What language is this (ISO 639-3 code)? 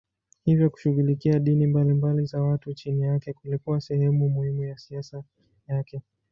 swa